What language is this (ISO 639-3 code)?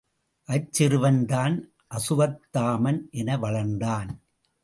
tam